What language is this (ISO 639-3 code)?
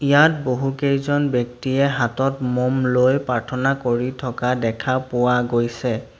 asm